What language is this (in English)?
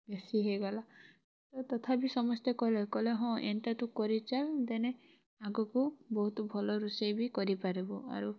Odia